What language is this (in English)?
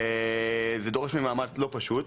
Hebrew